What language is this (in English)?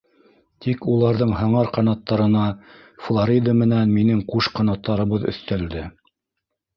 Bashkir